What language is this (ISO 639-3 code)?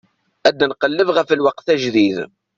kab